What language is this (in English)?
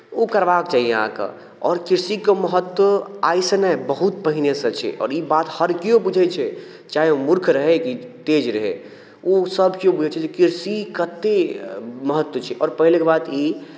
Maithili